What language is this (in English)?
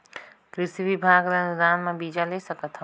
Chhattisgarhi